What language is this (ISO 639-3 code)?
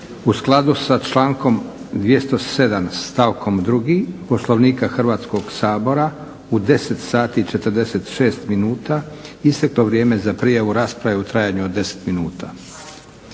hrv